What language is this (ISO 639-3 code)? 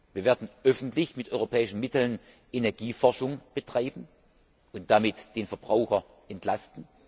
deu